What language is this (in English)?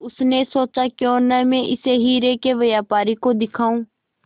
Hindi